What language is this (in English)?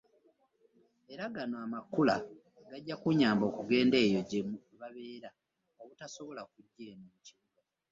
Ganda